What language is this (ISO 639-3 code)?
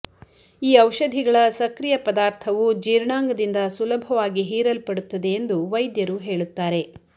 kan